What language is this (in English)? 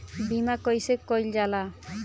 Bhojpuri